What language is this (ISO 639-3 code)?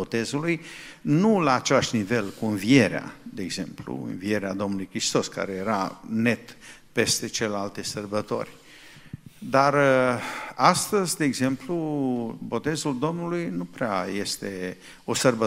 ron